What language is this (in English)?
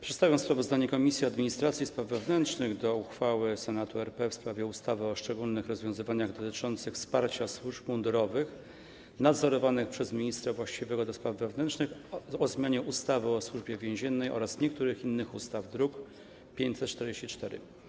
Polish